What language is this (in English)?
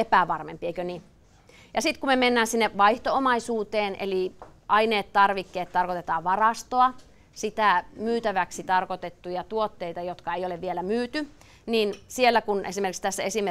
Finnish